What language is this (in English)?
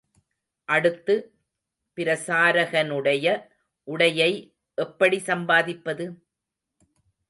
Tamil